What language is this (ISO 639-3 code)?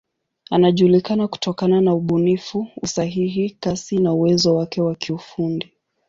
swa